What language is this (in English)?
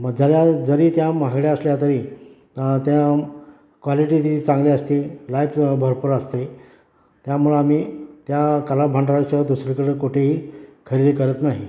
Marathi